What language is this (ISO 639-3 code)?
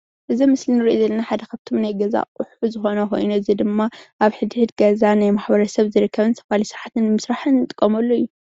tir